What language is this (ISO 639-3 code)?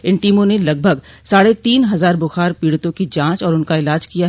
hin